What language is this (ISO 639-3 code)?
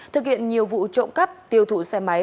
vie